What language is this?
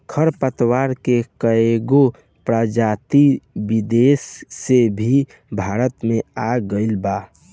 Bhojpuri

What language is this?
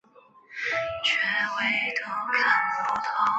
Chinese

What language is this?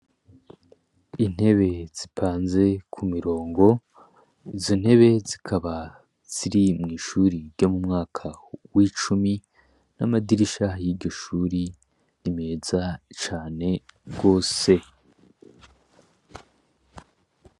Rundi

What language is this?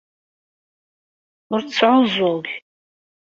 Kabyle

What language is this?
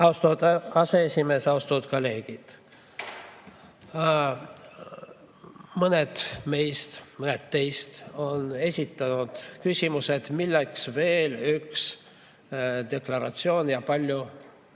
Estonian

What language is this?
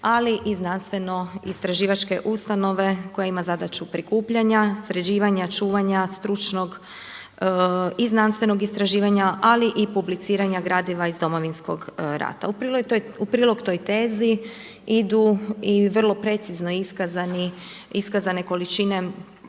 Croatian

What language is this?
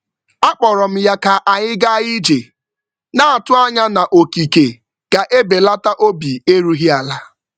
Igbo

